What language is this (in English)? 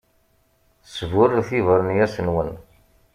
Kabyle